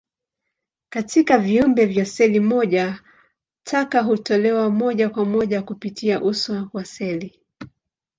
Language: Swahili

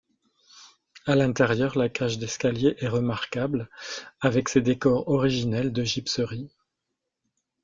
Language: French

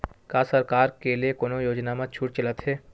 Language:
Chhattisgarhi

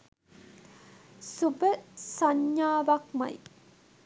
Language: Sinhala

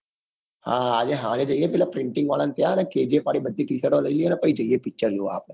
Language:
Gujarati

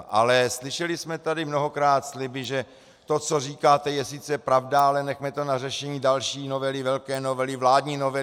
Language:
Czech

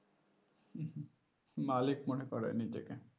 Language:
Bangla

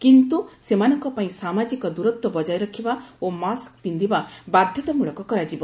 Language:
Odia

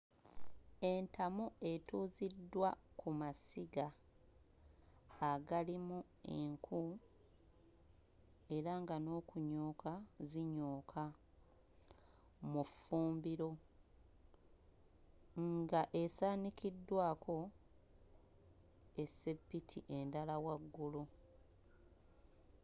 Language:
Ganda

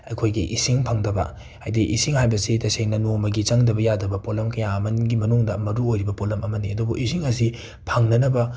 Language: Manipuri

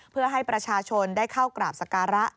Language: Thai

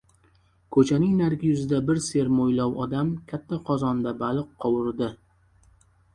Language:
Uzbek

